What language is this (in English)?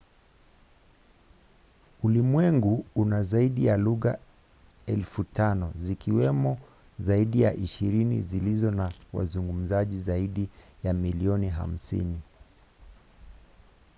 Swahili